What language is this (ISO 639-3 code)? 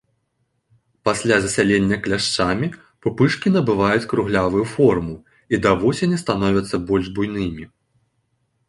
bel